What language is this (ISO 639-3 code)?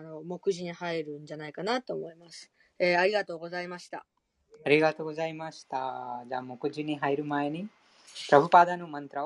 jpn